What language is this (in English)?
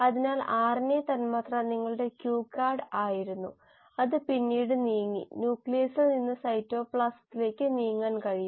Malayalam